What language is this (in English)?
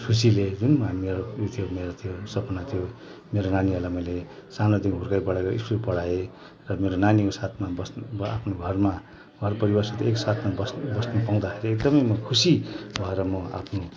Nepali